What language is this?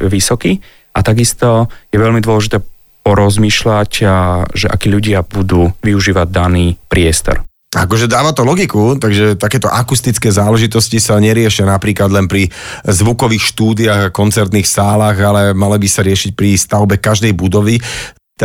Slovak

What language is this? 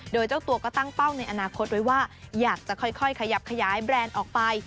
Thai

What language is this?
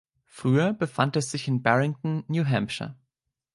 German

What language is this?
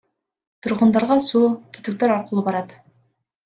Kyrgyz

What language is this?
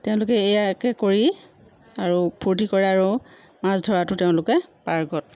Assamese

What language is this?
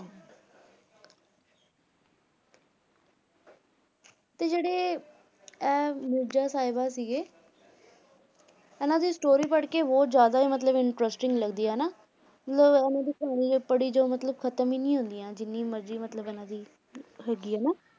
Punjabi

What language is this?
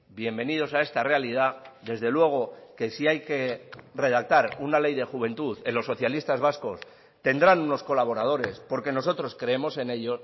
Spanish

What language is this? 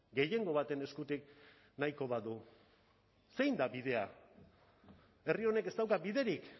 Basque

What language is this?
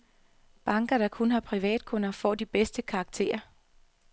Danish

